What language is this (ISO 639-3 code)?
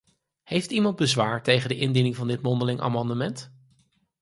nld